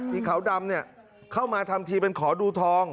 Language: Thai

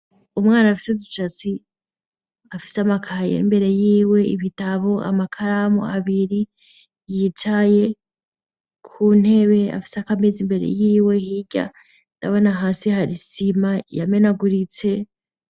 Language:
Rundi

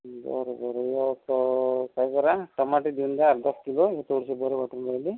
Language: Marathi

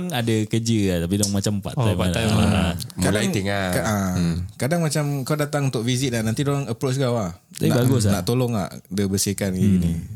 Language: Malay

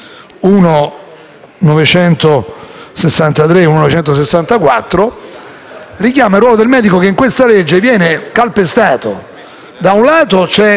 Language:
Italian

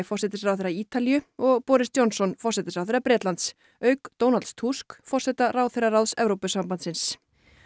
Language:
Icelandic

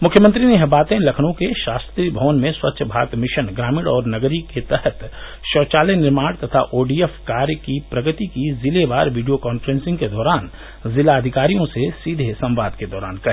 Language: Hindi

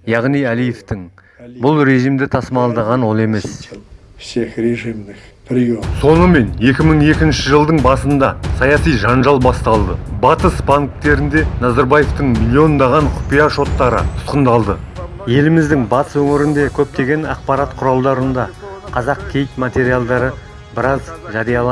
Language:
Kazakh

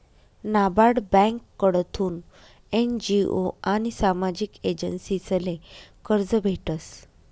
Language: Marathi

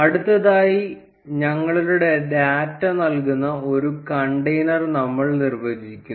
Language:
Malayalam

